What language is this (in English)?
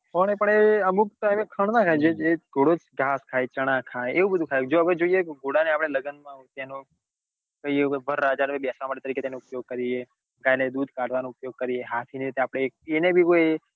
Gujarati